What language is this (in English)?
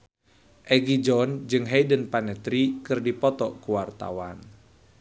Sundanese